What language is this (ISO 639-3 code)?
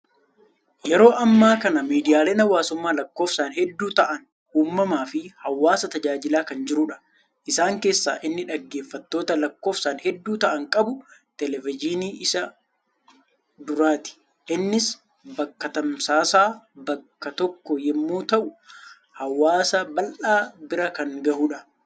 orm